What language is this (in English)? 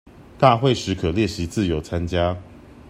Chinese